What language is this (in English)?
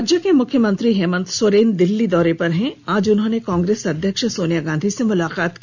Hindi